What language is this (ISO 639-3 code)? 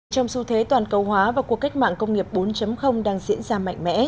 vie